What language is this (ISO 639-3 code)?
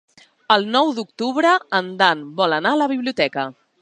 cat